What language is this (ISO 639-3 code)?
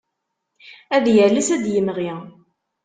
kab